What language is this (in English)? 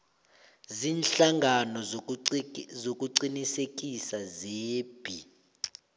South Ndebele